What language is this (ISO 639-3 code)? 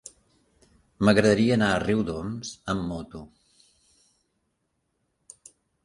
cat